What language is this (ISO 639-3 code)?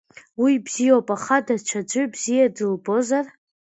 abk